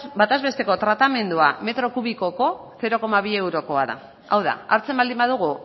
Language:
Basque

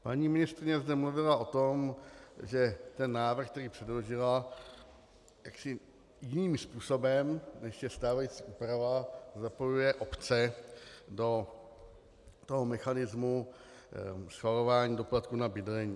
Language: Czech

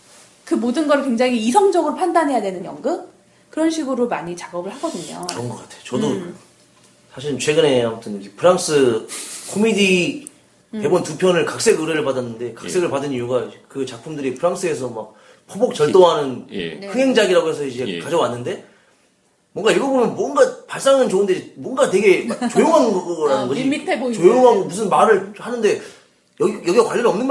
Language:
Korean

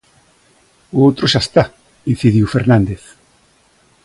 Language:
Galician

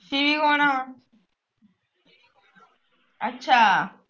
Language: Punjabi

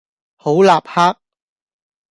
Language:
Cantonese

